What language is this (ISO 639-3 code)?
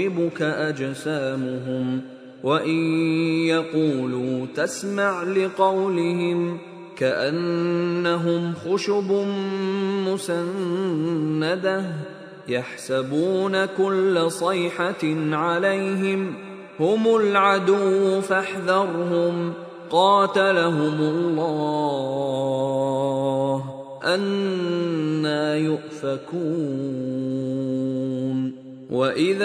fil